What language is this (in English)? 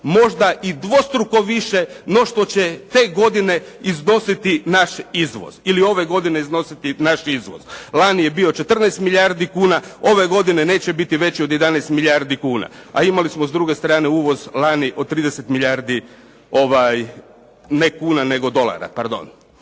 Croatian